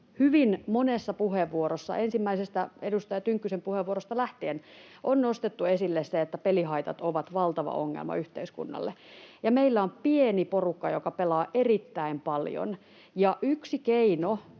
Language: Finnish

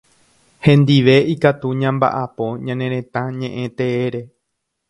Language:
Guarani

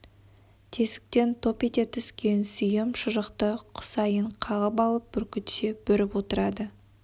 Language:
Kazakh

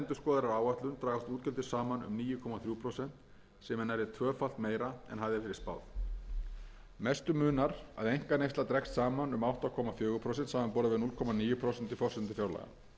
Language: Icelandic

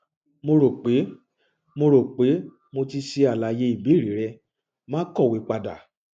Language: Yoruba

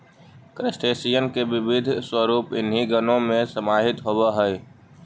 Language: Magahi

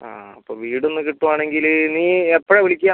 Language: Malayalam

